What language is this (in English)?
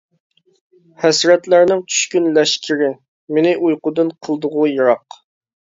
Uyghur